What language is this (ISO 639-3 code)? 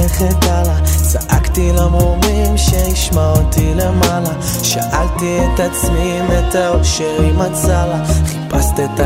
heb